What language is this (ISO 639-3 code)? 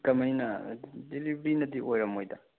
mni